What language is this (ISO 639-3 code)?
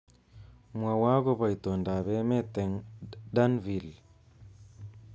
kln